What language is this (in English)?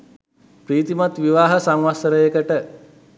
Sinhala